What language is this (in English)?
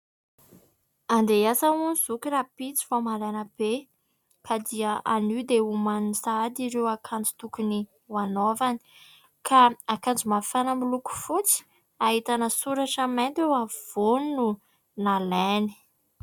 Malagasy